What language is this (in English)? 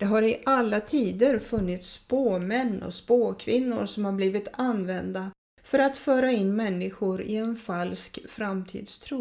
Swedish